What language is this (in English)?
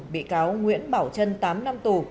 Vietnamese